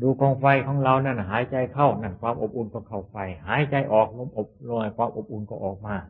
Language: Thai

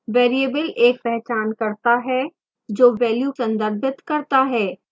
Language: Hindi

